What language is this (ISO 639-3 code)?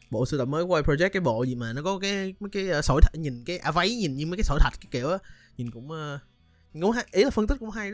vie